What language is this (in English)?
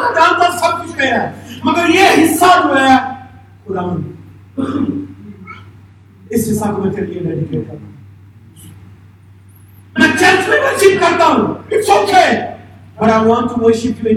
Urdu